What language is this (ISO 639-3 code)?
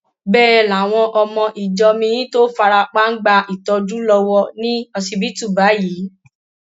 yor